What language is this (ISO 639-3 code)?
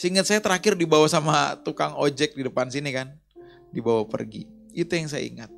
ind